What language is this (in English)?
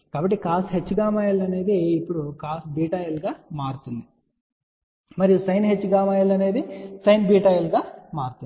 Telugu